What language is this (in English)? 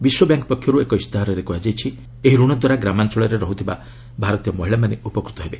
Odia